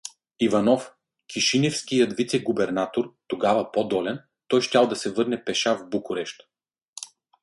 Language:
Bulgarian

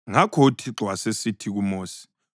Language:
North Ndebele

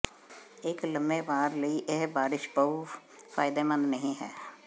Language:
Punjabi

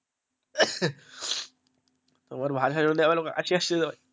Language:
Bangla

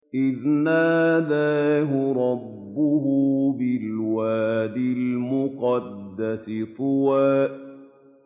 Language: Arabic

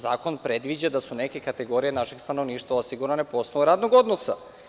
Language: Serbian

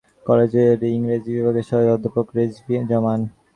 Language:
Bangla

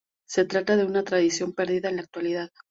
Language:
Spanish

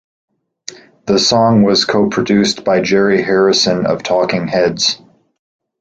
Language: English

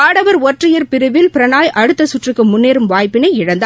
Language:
Tamil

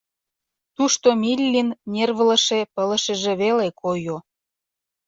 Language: Mari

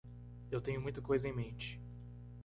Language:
Portuguese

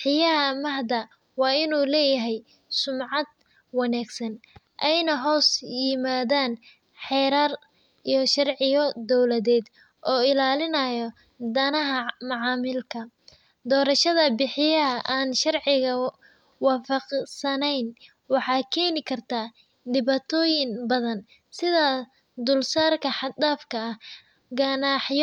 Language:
Somali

